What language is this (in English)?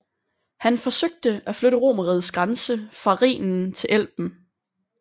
Danish